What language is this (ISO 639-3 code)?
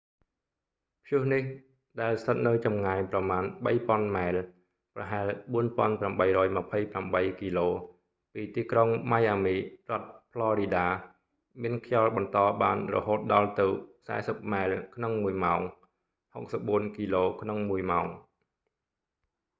khm